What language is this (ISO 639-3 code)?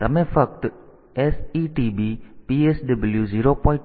guj